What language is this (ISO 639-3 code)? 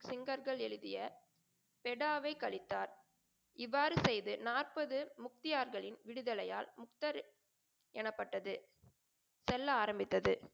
tam